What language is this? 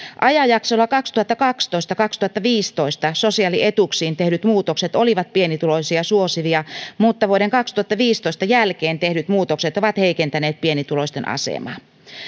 Finnish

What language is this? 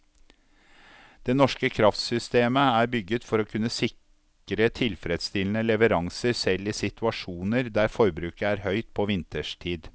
Norwegian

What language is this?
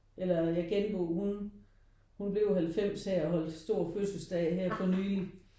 Danish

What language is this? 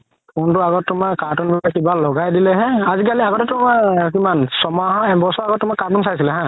Assamese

